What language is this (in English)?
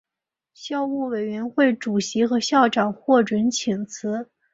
Chinese